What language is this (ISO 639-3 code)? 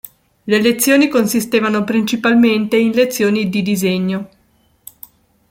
ita